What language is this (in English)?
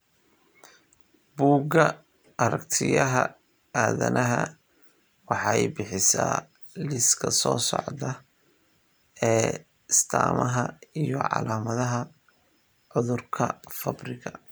Somali